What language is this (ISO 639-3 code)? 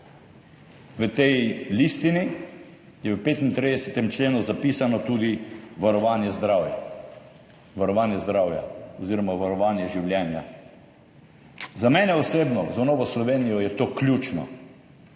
slv